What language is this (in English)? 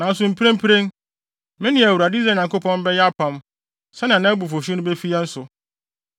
Akan